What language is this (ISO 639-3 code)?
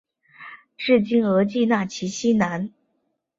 zho